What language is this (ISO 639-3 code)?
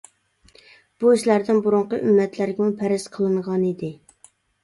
uig